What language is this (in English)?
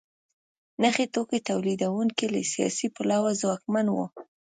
Pashto